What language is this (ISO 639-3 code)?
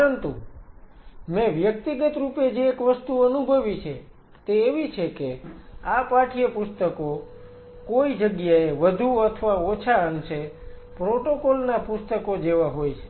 guj